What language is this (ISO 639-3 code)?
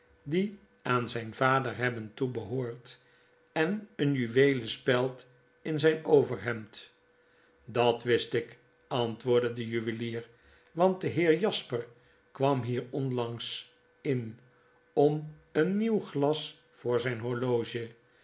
nld